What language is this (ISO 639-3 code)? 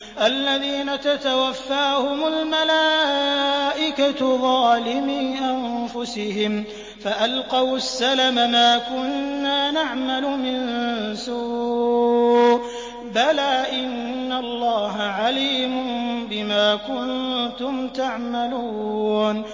ara